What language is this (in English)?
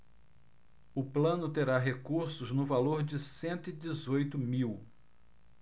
Portuguese